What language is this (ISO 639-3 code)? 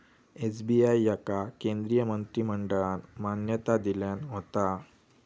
mar